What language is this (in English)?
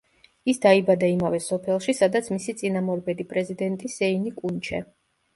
Georgian